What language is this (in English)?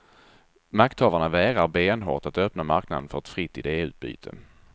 Swedish